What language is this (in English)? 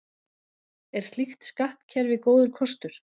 Icelandic